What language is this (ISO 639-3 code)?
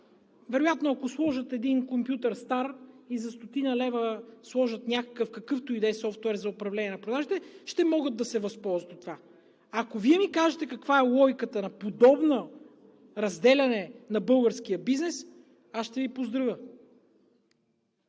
bul